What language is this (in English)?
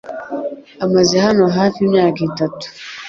Kinyarwanda